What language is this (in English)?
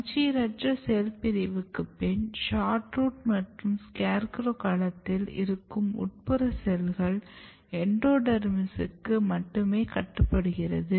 Tamil